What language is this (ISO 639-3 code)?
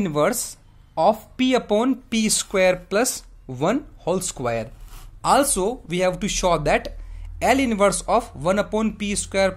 eng